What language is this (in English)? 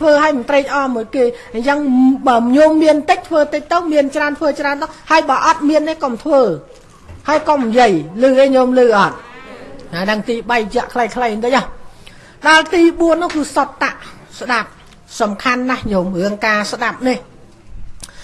Vietnamese